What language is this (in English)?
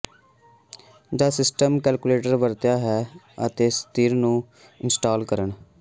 Punjabi